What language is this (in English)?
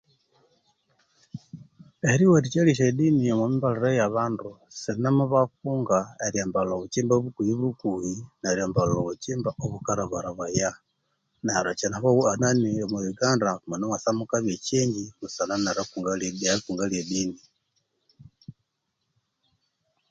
Konzo